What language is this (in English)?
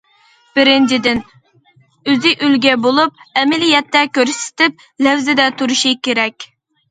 Uyghur